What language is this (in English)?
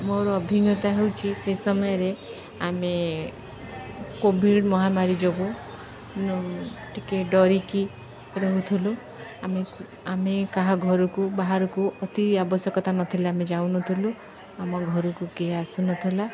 Odia